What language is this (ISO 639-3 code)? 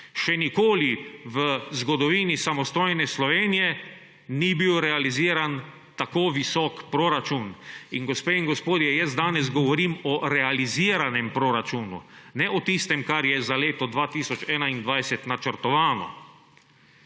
slv